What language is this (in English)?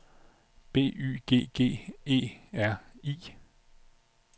Danish